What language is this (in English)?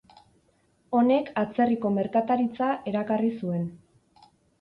Basque